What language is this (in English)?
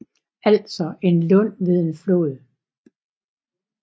Danish